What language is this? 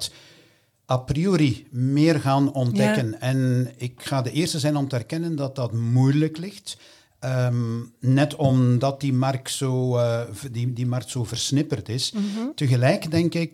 Dutch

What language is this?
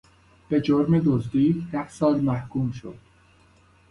Persian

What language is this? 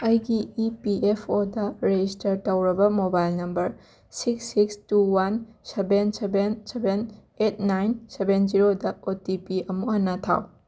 Manipuri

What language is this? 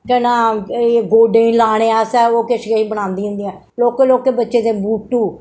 Dogri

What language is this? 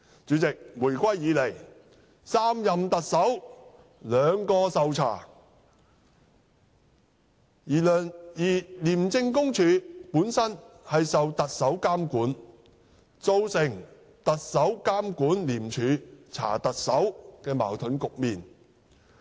Cantonese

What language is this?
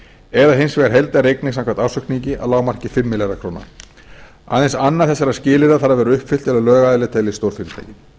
Icelandic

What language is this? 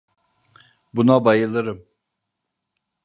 Turkish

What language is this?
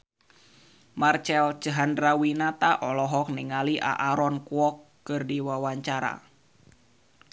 Sundanese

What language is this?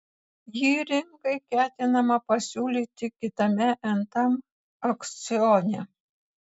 Lithuanian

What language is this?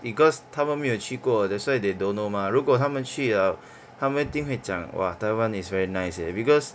English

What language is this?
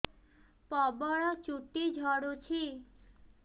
Odia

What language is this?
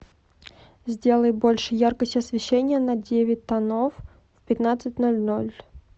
Russian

